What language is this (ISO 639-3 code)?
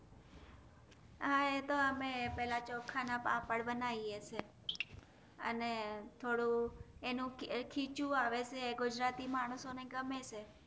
guj